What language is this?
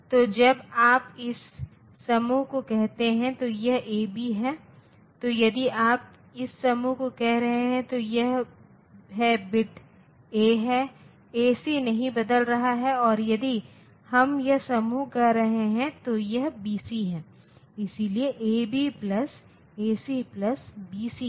Hindi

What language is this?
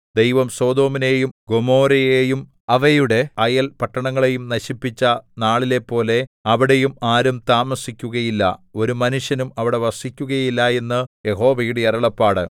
Malayalam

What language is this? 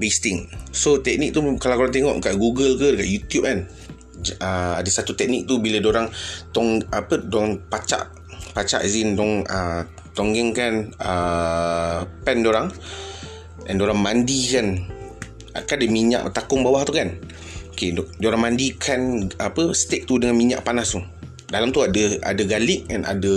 Malay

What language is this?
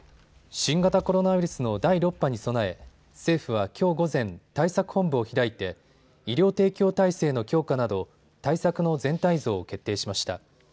Japanese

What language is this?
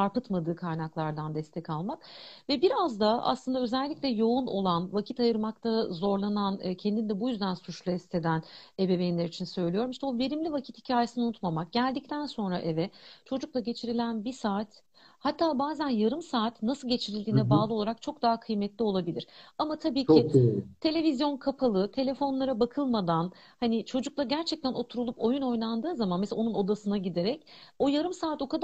Turkish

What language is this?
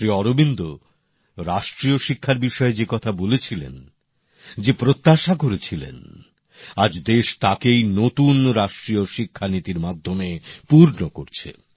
Bangla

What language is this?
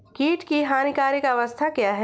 Hindi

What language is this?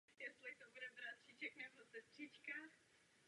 Czech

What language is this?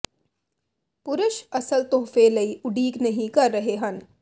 Punjabi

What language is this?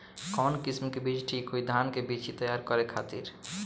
Bhojpuri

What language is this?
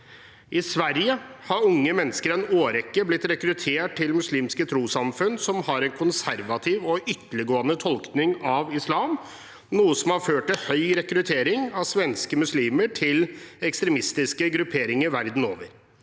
Norwegian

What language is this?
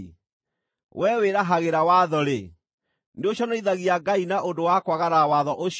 Kikuyu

